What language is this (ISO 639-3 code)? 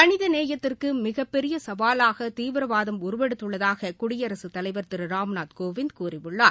tam